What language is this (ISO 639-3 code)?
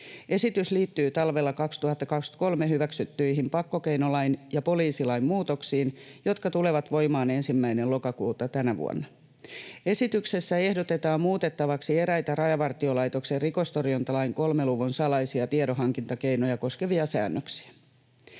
fin